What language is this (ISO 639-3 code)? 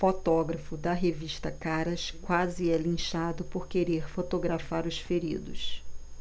por